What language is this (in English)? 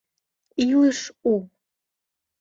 Mari